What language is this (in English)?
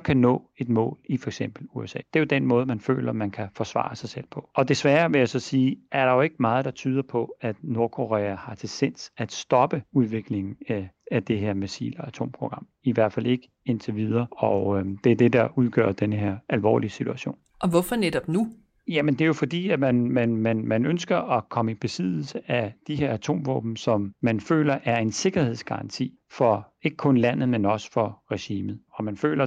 Danish